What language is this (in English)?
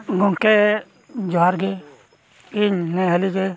Santali